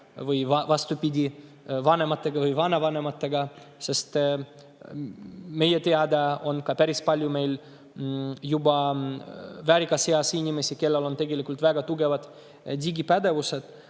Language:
Estonian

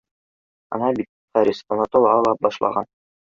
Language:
Bashkir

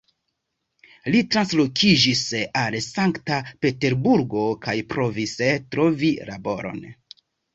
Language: Esperanto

